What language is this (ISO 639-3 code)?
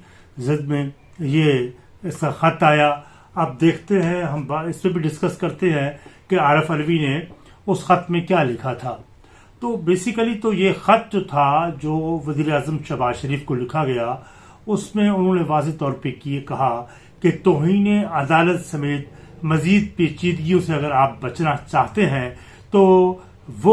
urd